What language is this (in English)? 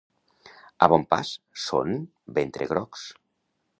Catalan